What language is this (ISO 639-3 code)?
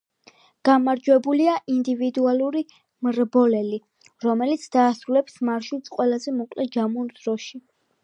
kat